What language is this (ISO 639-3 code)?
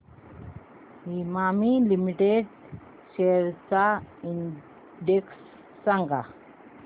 mar